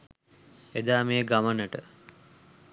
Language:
Sinhala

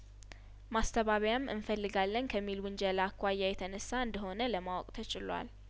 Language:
Amharic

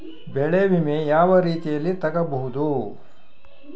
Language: Kannada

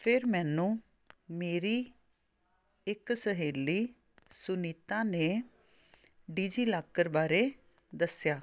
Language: Punjabi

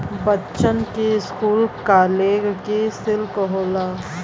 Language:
Bhojpuri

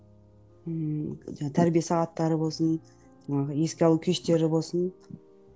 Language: Kazakh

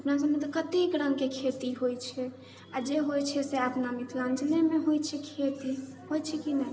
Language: Maithili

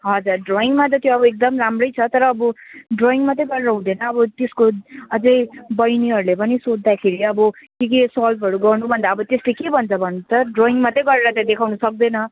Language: Nepali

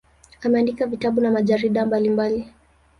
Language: Swahili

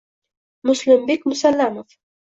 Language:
Uzbek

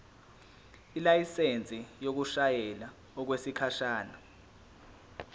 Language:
Zulu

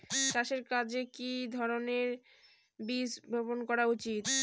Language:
Bangla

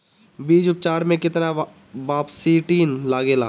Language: Bhojpuri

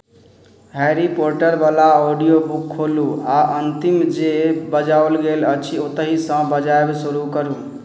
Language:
Maithili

